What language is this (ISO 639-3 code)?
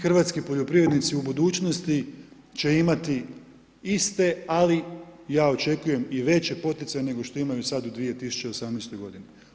hrv